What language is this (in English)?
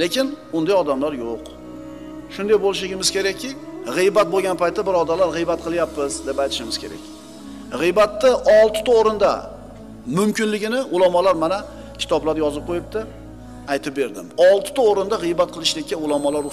Turkish